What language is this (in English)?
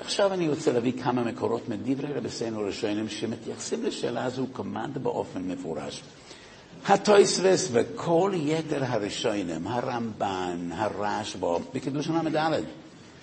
Hebrew